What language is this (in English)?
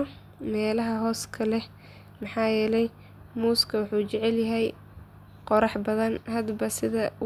Somali